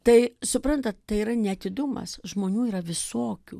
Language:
Lithuanian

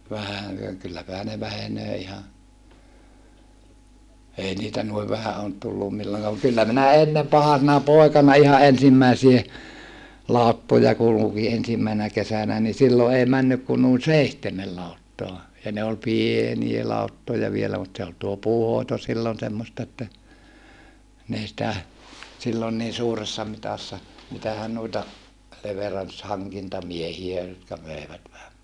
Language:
Finnish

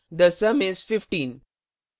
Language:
Hindi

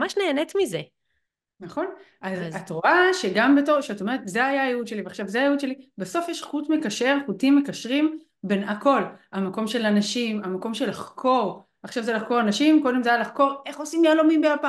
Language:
Hebrew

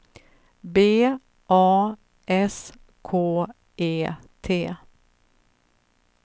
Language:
Swedish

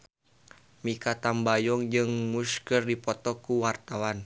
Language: Sundanese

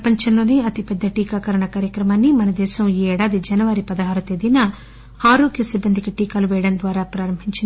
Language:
Telugu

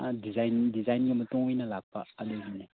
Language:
Manipuri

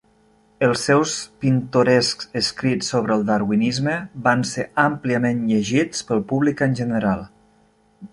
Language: Catalan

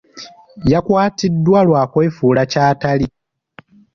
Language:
Ganda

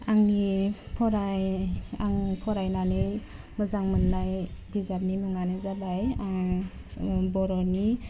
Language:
Bodo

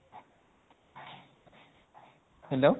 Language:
Assamese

